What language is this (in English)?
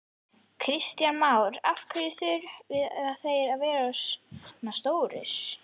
Icelandic